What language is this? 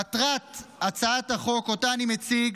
Hebrew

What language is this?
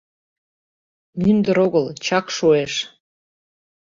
Mari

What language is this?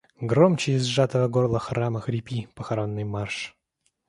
Russian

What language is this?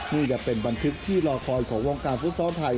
Thai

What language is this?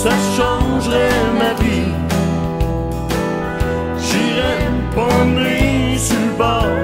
French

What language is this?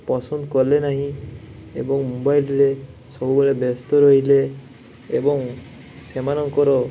Odia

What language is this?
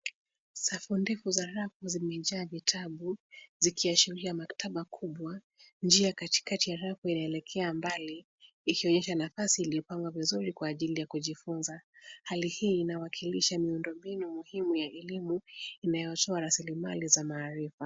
Swahili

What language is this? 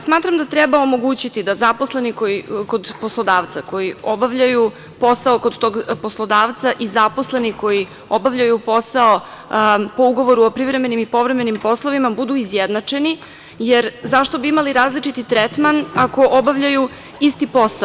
Serbian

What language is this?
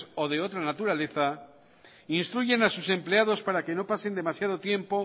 Spanish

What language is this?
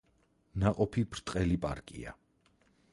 Georgian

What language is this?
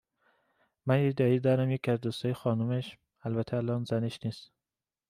Persian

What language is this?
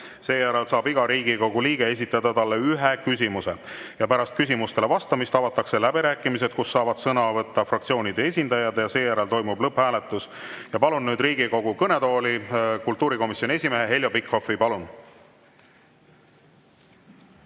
Estonian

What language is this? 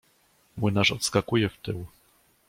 Polish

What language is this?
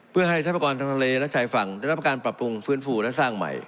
Thai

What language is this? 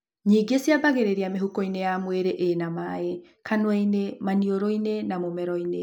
Kikuyu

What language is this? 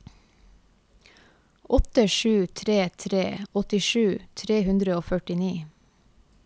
Norwegian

